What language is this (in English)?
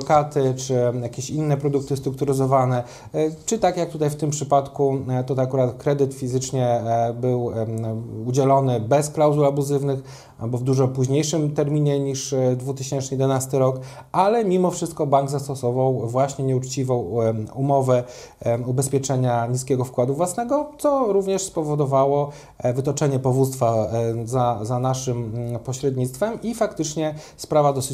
Polish